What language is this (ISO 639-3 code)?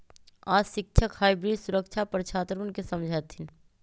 mag